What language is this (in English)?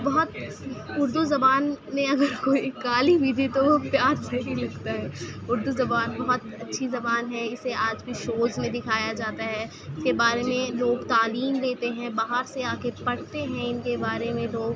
Urdu